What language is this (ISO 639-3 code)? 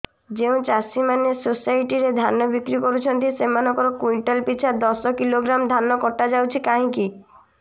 ori